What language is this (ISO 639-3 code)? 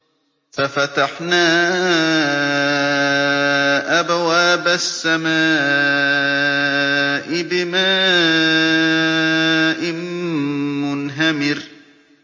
ara